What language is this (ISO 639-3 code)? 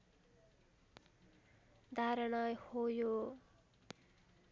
nep